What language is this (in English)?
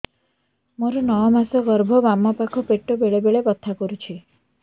Odia